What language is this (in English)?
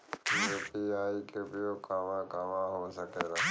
Bhojpuri